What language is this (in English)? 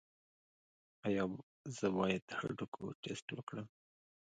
Pashto